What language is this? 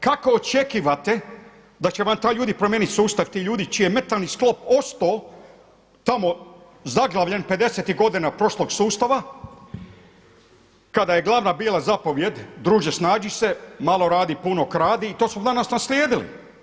Croatian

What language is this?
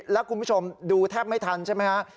Thai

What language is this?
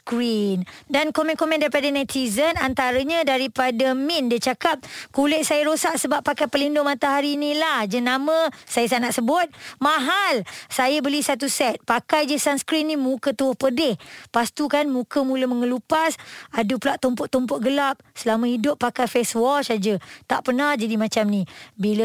Malay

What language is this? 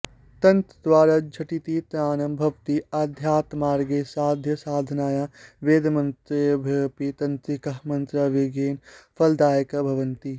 Sanskrit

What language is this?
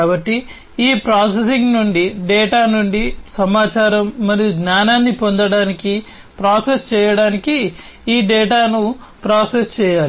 Telugu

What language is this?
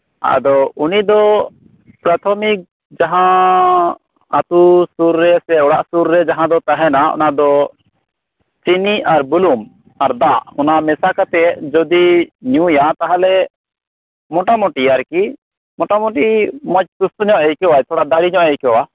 Santali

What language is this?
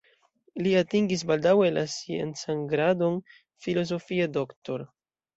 Esperanto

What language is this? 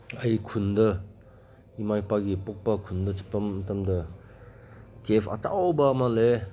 Manipuri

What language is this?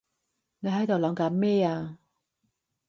Cantonese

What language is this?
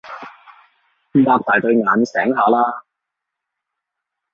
Cantonese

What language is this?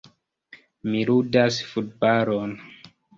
Esperanto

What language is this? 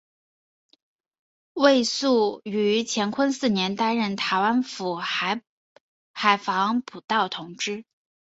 Chinese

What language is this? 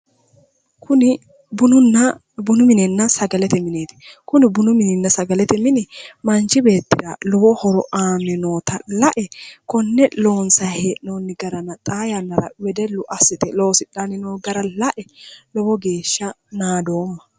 Sidamo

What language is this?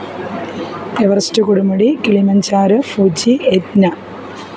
Malayalam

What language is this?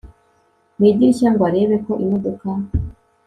Kinyarwanda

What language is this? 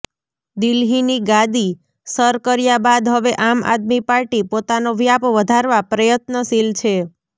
Gujarati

